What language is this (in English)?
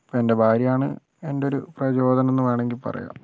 Malayalam